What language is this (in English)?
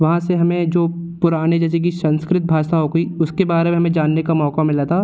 Hindi